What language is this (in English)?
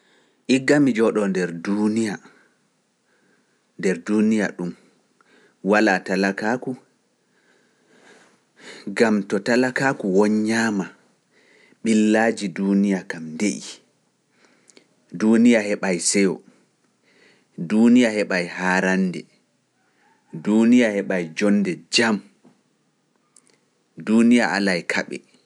Pular